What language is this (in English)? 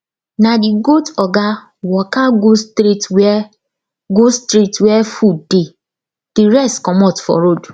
Nigerian Pidgin